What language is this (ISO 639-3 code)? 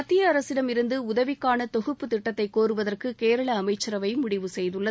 tam